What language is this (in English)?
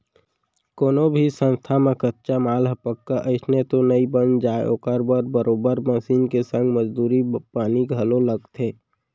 Chhattisgarhi